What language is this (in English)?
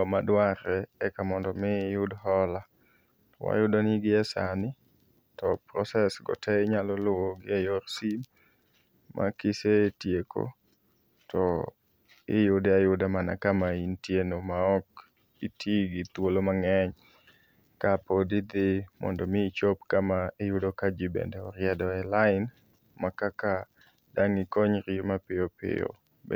Luo (Kenya and Tanzania)